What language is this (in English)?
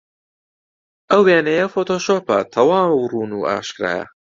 Central Kurdish